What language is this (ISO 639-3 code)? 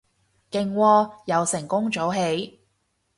yue